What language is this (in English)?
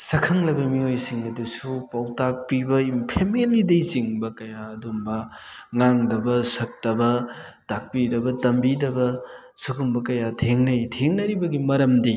Manipuri